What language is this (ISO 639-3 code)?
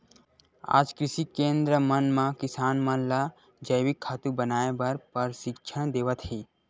hne